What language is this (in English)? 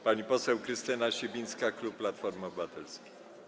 Polish